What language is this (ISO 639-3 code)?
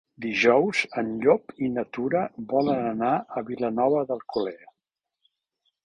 cat